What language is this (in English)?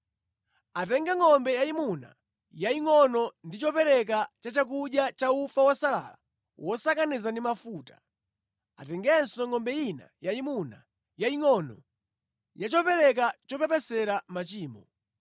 Nyanja